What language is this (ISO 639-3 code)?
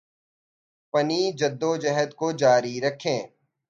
urd